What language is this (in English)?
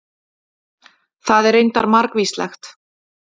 Icelandic